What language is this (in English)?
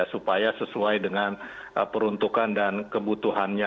Indonesian